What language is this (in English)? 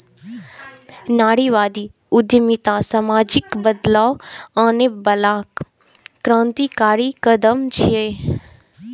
Maithili